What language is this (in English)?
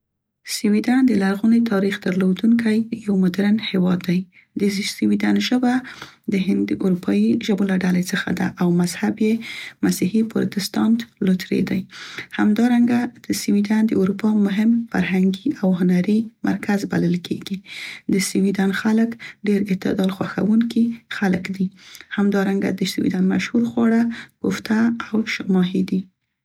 Central Pashto